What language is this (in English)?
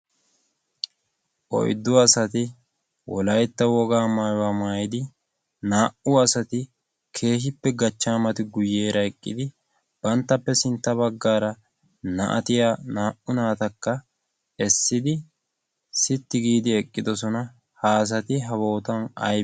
Wolaytta